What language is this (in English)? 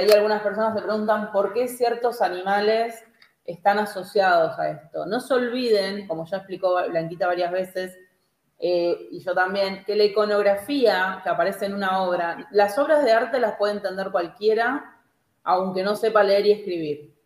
Spanish